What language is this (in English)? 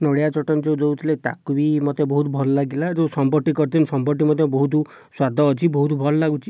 Odia